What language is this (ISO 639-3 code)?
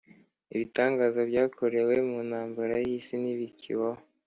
kin